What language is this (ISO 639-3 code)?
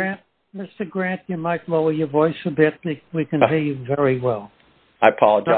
eng